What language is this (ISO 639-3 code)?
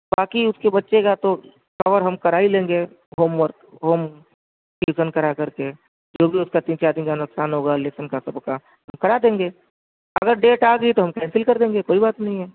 urd